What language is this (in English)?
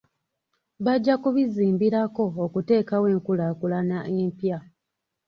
Ganda